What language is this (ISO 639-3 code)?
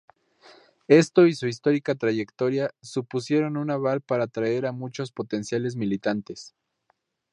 spa